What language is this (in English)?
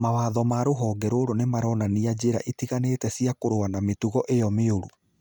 Kikuyu